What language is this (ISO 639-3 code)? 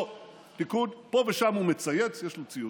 heb